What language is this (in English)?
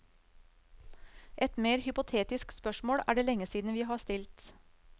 Norwegian